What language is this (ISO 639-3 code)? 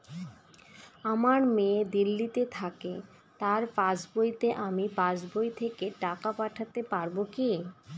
ben